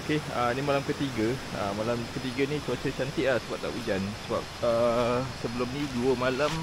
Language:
Malay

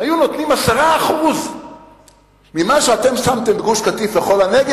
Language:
Hebrew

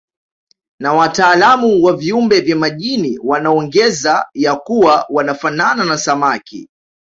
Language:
Swahili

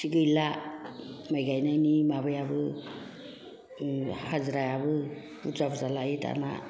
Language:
Bodo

